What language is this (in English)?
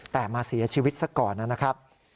Thai